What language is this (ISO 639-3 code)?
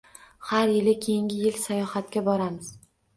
uzb